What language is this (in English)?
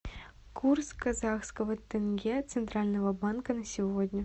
Russian